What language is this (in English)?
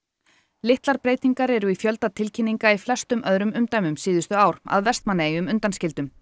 Icelandic